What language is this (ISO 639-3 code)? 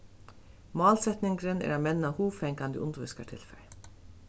fao